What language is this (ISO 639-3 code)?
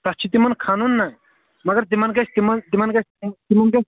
kas